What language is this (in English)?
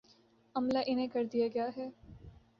Urdu